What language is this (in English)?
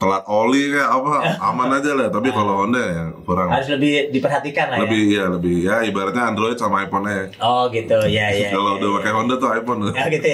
Indonesian